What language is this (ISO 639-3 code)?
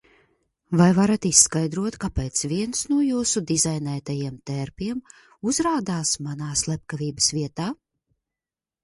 lav